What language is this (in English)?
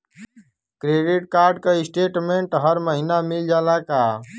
Bhojpuri